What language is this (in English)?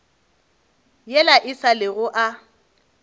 Northern Sotho